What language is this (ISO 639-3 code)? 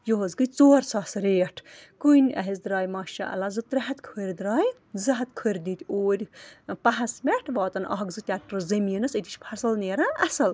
kas